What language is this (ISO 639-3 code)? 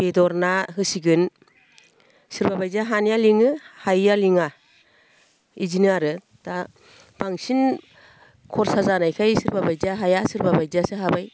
brx